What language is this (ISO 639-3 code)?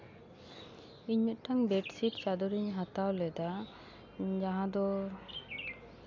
sat